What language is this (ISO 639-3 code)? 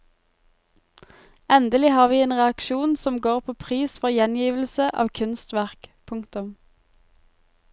nor